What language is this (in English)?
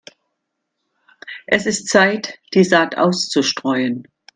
German